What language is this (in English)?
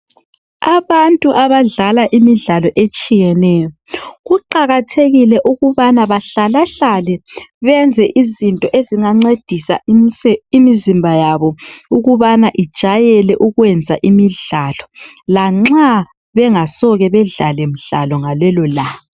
North Ndebele